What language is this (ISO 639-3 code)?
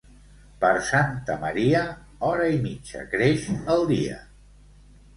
cat